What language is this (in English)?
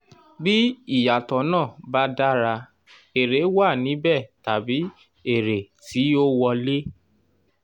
Yoruba